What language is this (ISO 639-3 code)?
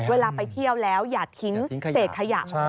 tha